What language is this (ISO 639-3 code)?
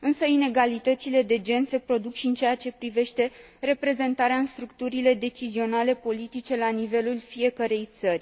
ron